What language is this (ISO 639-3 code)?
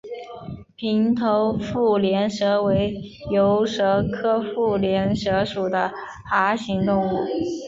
zho